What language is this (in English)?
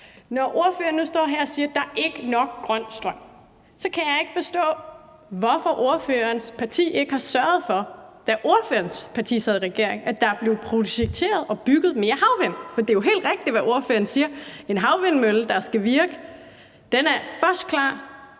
Danish